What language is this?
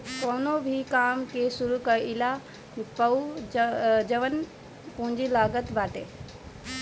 Bhojpuri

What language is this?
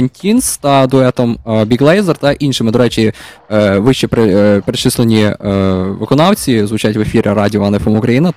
Ukrainian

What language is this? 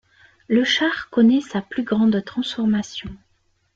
French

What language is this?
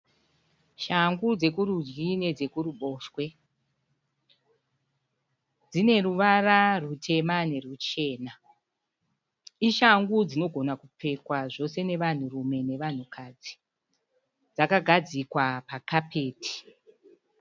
Shona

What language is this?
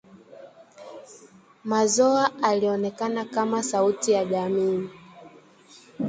Swahili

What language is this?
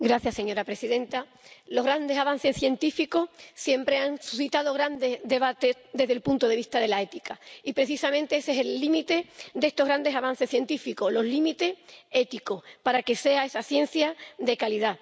Spanish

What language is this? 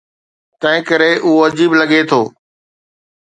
Sindhi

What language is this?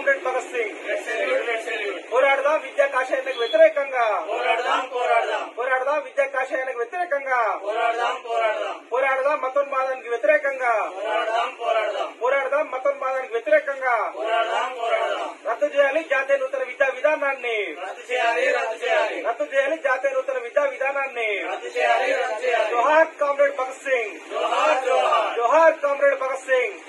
Hindi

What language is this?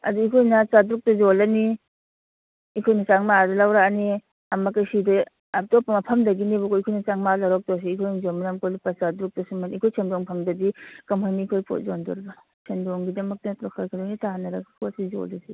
Manipuri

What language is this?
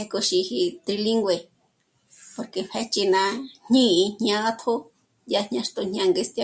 Michoacán Mazahua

